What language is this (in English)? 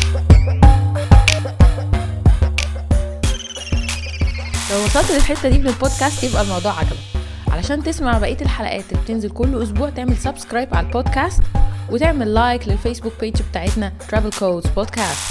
Arabic